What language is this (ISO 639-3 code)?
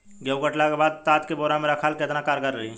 bho